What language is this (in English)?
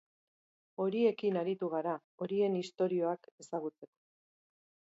Basque